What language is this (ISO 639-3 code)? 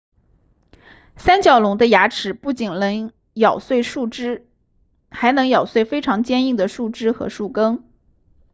zho